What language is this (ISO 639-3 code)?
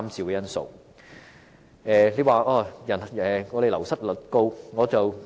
yue